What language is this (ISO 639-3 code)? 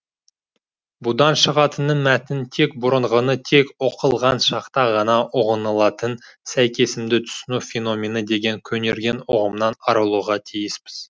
kaz